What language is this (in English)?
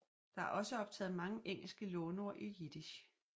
Danish